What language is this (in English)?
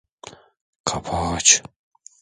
Turkish